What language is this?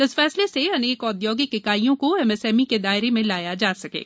Hindi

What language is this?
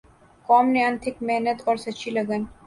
Urdu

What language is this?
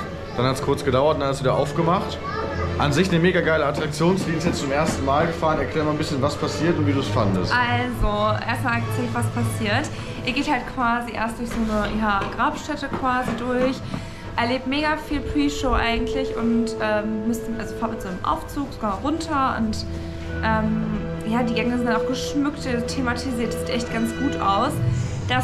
German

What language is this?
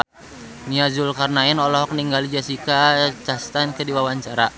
Sundanese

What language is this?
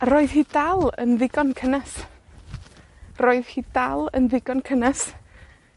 Welsh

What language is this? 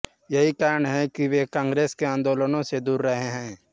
Hindi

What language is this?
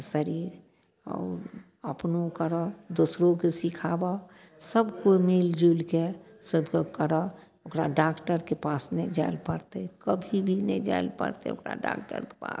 Maithili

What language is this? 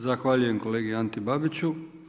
Croatian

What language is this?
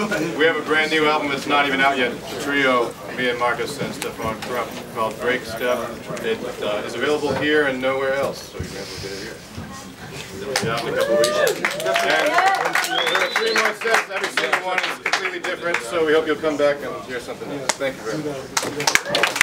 English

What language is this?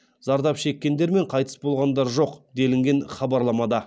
Kazakh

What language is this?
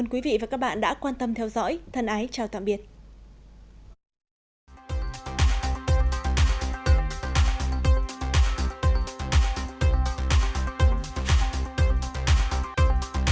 Vietnamese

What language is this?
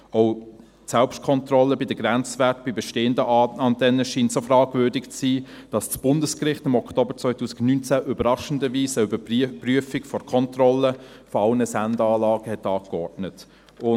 Swiss German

